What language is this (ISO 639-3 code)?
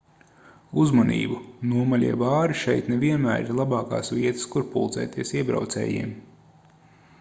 lav